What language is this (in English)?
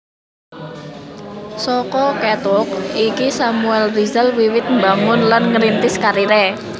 Javanese